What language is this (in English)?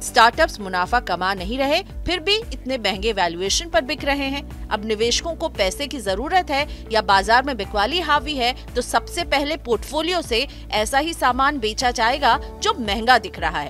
Hindi